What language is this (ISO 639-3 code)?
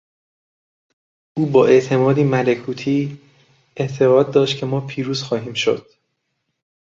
fas